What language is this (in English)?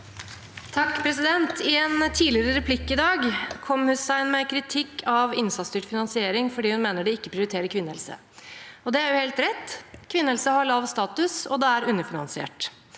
Norwegian